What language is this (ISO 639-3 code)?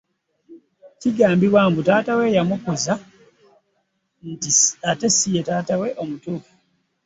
lug